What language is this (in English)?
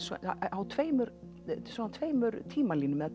Icelandic